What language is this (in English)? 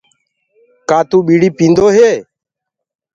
Gurgula